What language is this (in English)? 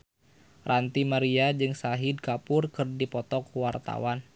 Sundanese